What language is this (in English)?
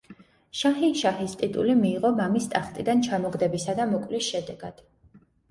Georgian